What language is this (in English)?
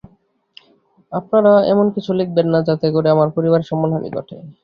Bangla